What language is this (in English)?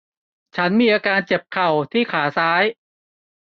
Thai